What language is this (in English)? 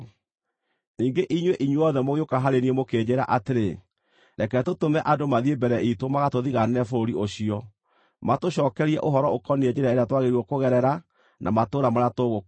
Kikuyu